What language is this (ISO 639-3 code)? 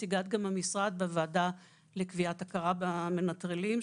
heb